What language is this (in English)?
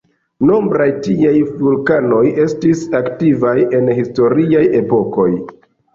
Esperanto